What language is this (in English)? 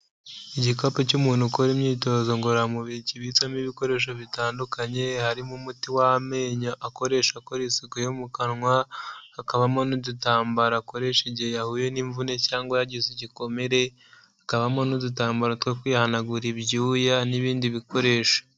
Kinyarwanda